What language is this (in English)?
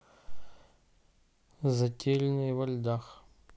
Russian